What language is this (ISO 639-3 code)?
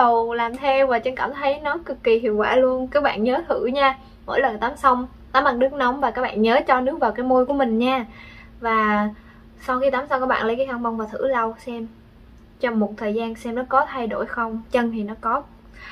vie